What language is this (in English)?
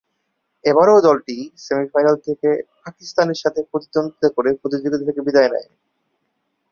Bangla